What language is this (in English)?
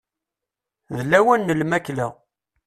Kabyle